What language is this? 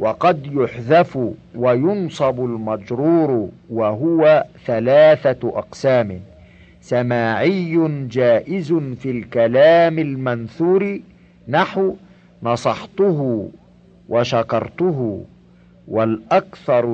Arabic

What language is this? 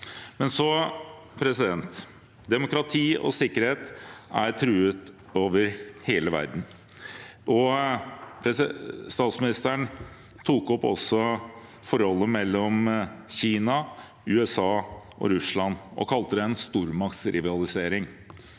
Norwegian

